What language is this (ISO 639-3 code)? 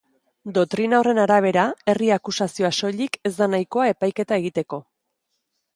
eus